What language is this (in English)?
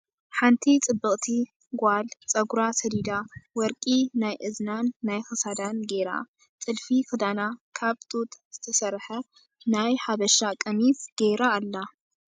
Tigrinya